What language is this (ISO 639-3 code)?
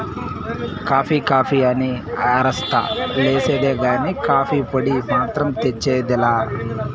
tel